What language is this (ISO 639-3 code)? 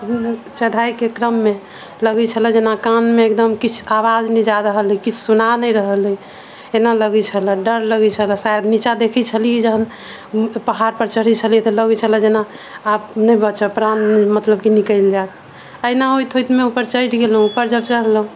mai